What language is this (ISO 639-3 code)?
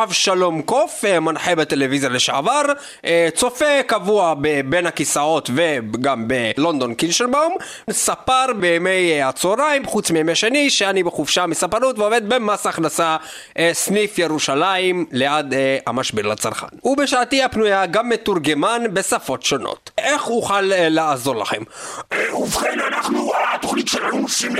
heb